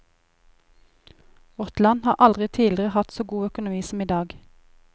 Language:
Norwegian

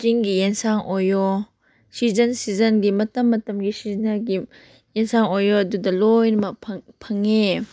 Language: Manipuri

